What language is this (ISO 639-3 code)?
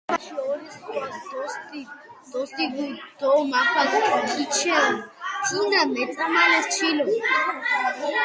xmf